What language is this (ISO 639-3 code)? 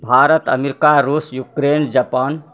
mai